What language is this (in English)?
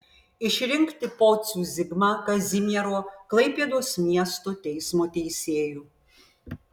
Lithuanian